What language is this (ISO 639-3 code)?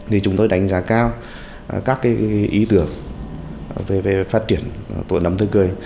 vie